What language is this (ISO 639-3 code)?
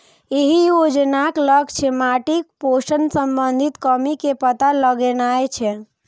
mai